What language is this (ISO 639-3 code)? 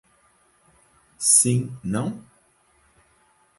por